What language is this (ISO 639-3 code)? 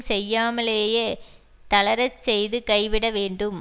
tam